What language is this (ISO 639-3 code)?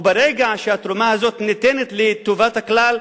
heb